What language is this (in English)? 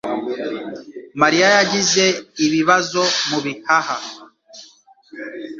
Kinyarwanda